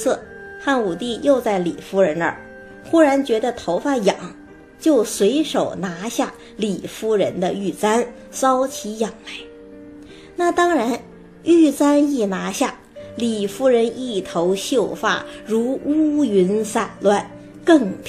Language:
Chinese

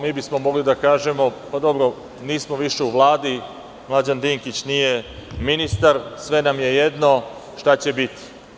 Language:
Serbian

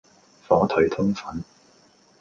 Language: Cantonese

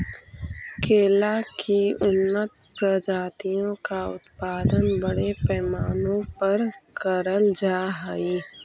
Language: Magahi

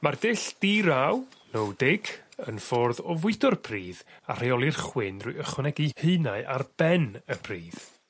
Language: Welsh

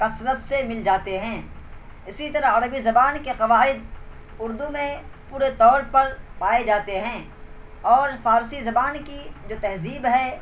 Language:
Urdu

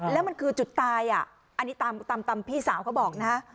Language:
Thai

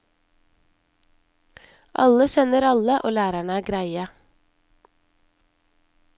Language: Norwegian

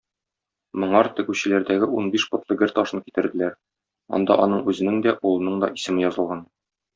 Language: Tatar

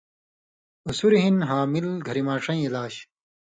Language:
Indus Kohistani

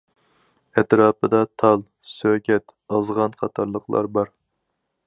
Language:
Uyghur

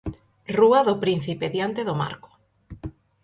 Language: Galician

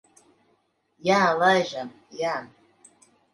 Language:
Latvian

